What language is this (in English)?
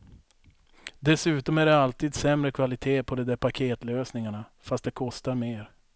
Swedish